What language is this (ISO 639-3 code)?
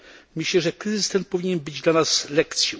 pol